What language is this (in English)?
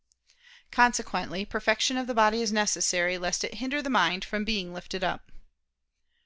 English